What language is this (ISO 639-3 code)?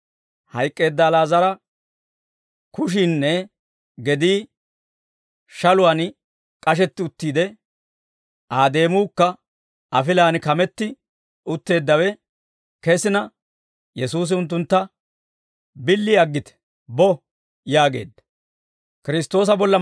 dwr